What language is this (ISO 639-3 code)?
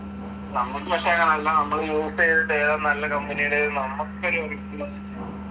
mal